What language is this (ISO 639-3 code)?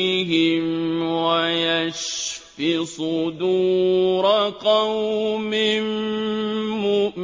ara